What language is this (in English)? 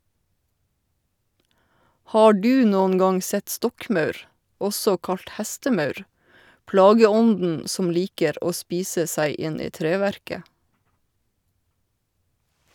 Norwegian